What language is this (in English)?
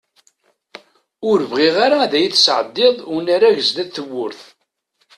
Kabyle